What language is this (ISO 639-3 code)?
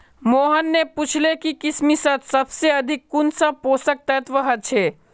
mag